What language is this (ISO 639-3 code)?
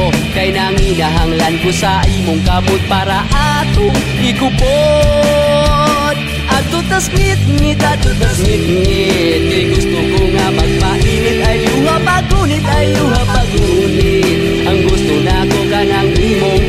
ind